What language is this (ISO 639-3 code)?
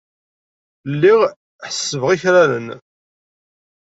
kab